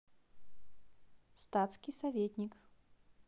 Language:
Russian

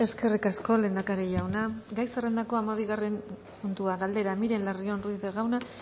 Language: Basque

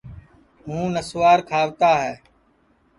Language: Sansi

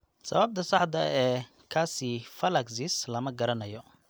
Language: Somali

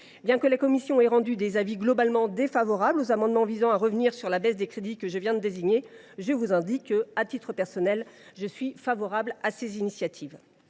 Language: French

